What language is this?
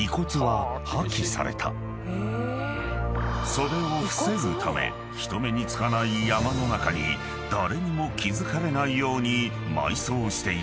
Japanese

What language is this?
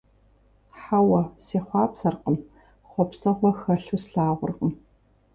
Kabardian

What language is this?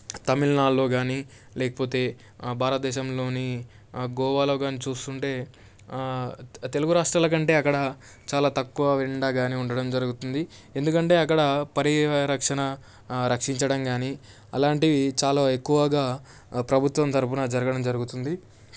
Telugu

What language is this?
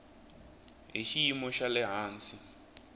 Tsonga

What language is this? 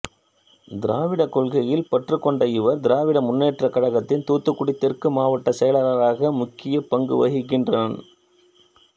Tamil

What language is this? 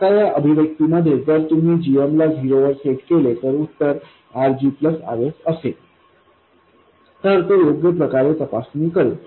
Marathi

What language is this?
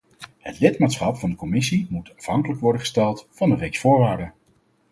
Dutch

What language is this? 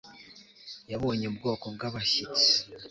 Kinyarwanda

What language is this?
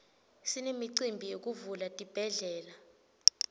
Swati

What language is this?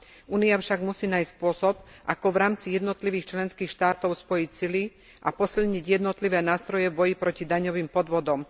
Slovak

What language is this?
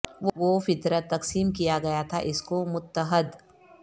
Urdu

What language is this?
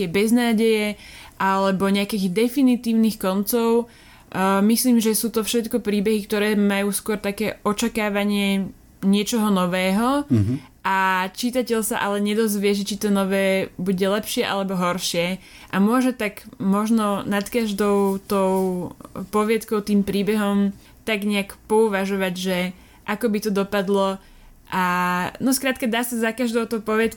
Slovak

